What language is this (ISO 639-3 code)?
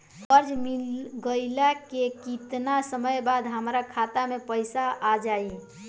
bho